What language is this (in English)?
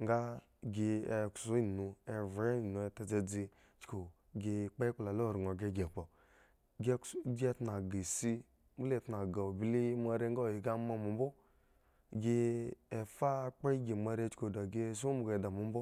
Eggon